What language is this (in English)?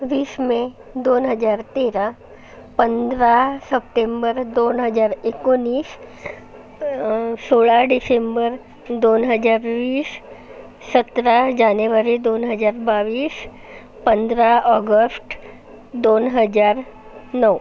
Marathi